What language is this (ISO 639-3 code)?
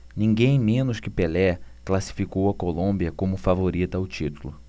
por